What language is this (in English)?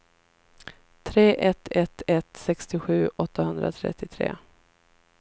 Swedish